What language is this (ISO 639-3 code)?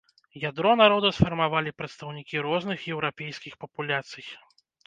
bel